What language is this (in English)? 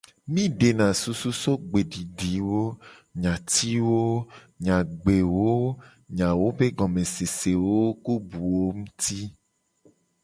Gen